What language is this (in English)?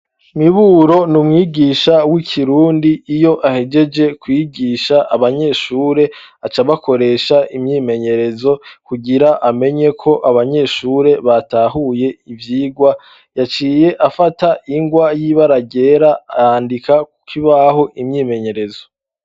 Rundi